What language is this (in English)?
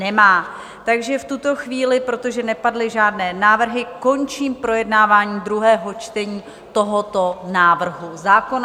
Czech